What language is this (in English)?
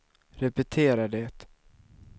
Swedish